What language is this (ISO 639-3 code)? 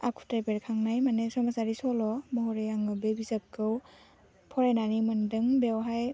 brx